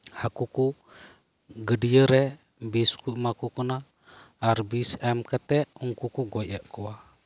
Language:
Santali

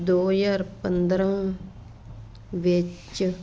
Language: Punjabi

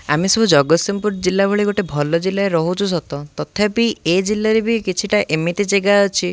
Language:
Odia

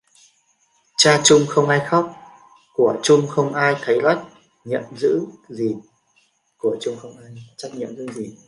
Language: Vietnamese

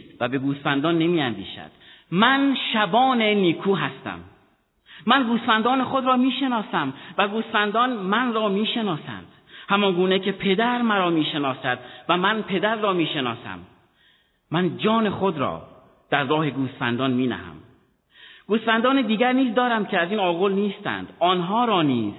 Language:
Persian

